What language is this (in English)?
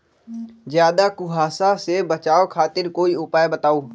Magahi